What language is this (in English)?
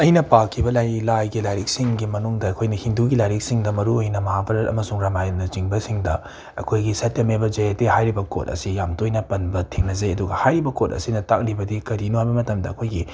Manipuri